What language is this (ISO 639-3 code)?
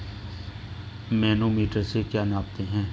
hin